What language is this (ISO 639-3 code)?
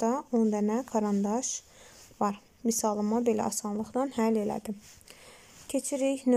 tur